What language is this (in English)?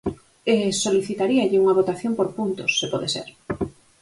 Galician